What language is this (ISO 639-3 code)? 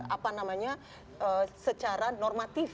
ind